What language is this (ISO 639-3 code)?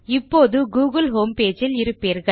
tam